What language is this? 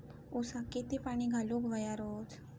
Marathi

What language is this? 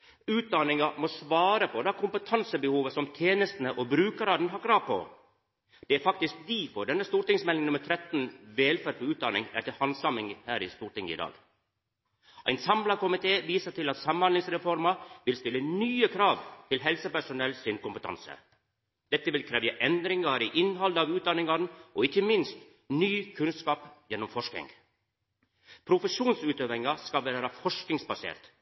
Norwegian Nynorsk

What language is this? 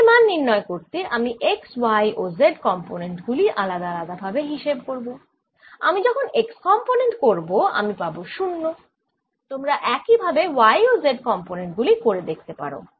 Bangla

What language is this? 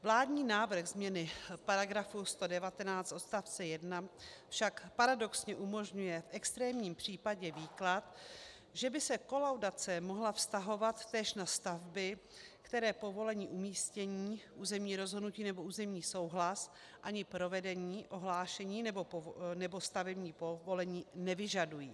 Czech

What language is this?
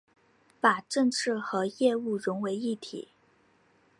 Chinese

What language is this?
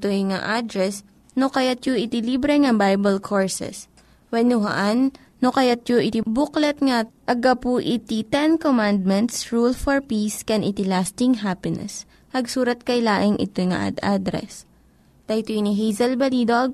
Filipino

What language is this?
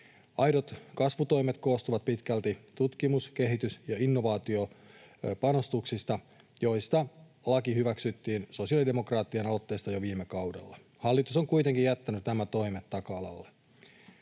Finnish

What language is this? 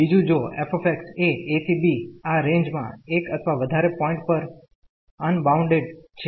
Gujarati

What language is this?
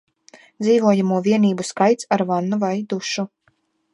Latvian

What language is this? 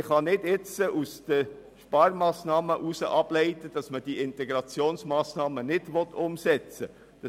Swiss German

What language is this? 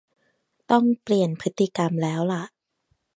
Thai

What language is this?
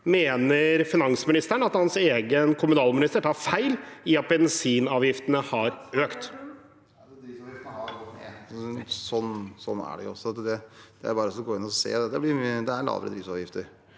Norwegian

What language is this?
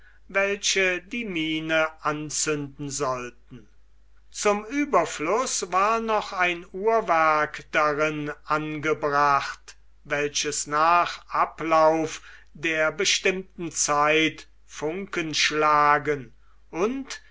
German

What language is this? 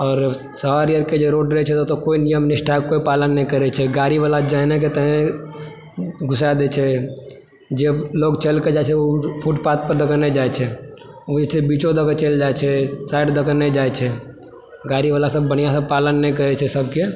Maithili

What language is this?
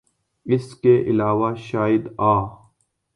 Urdu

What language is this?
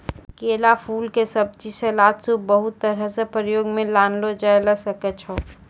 Maithili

